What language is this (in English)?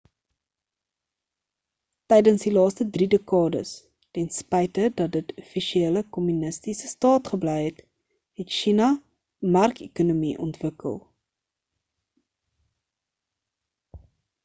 Afrikaans